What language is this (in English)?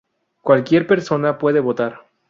Spanish